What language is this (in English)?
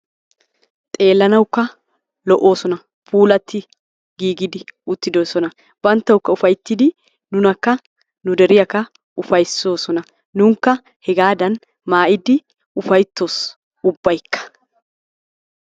Wolaytta